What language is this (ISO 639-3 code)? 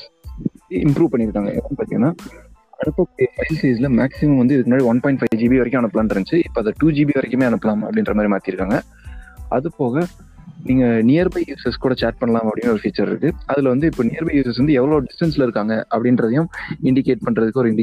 tam